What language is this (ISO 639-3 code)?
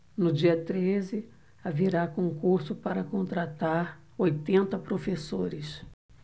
por